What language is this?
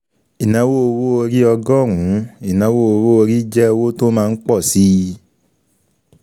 Yoruba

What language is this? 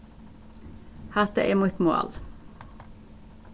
Faroese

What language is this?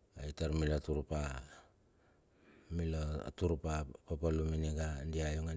Bilur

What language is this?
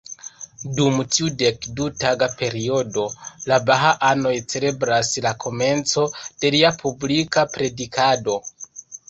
Esperanto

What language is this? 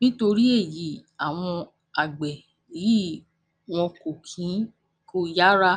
Yoruba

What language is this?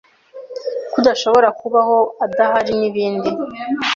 Kinyarwanda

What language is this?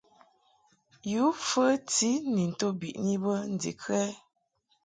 Mungaka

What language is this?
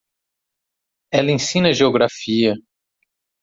Portuguese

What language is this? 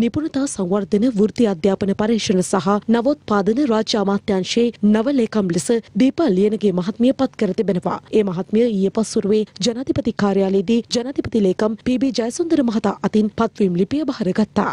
Hindi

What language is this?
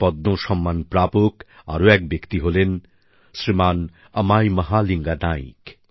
Bangla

